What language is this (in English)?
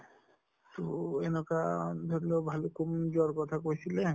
Assamese